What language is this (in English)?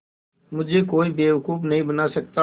Hindi